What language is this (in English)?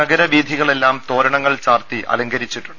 Malayalam